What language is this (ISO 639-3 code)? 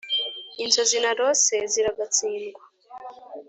kin